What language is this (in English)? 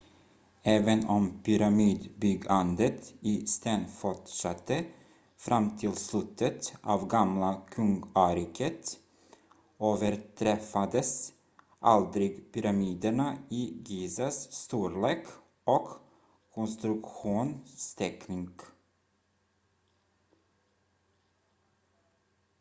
Swedish